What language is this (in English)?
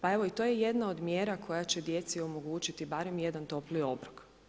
Croatian